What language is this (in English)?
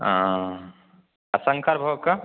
Maithili